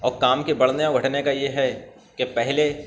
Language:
Urdu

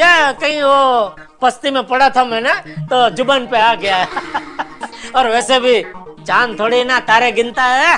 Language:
Hindi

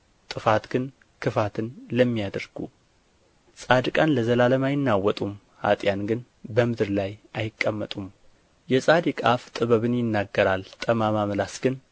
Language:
Amharic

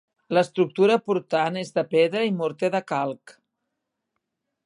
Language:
Catalan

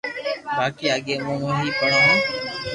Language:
Loarki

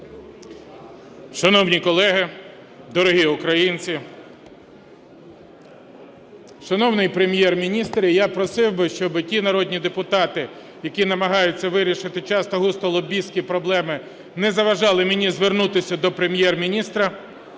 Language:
Ukrainian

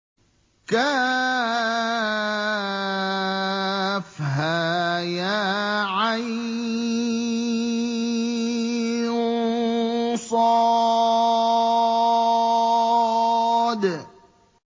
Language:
Arabic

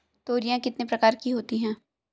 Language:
Hindi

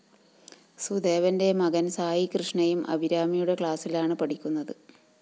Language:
Malayalam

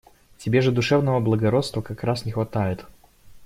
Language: Russian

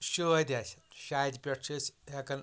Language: Kashmiri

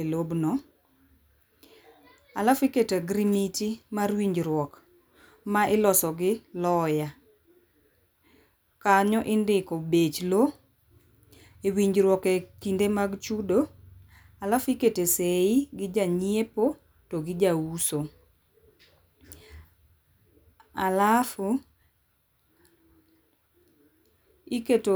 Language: Luo (Kenya and Tanzania)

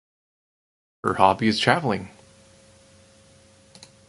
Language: English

